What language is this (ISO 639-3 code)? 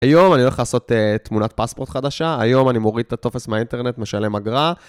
heb